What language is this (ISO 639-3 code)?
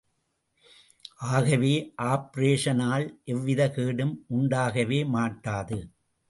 tam